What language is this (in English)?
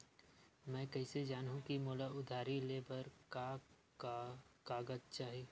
Chhattisgarhi